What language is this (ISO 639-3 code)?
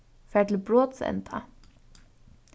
fao